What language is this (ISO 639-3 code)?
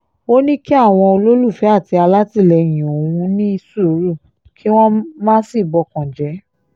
yor